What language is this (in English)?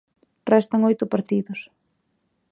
Galician